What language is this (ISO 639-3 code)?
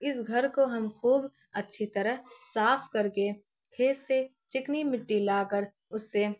urd